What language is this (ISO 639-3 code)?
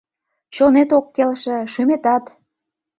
chm